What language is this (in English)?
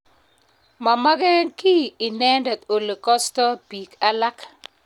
Kalenjin